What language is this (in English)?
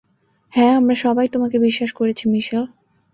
Bangla